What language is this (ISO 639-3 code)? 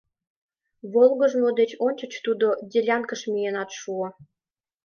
chm